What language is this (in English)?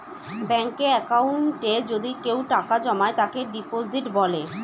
Bangla